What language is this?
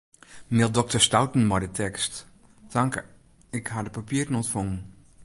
Western Frisian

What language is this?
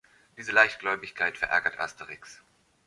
German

